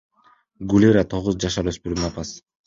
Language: Kyrgyz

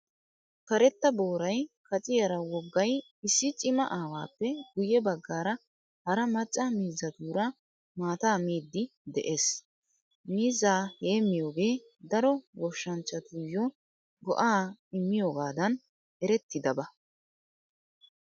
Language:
Wolaytta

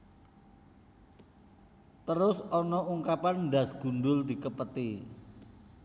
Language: Javanese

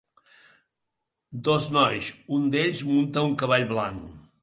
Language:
Catalan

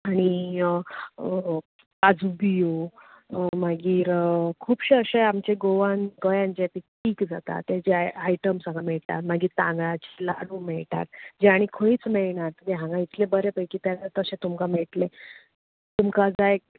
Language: Konkani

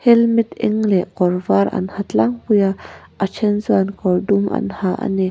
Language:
Mizo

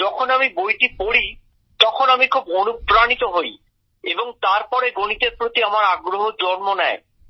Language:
Bangla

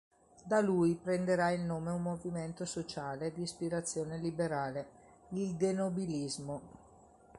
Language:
Italian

